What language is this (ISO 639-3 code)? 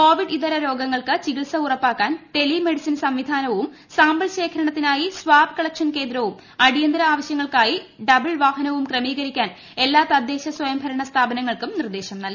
mal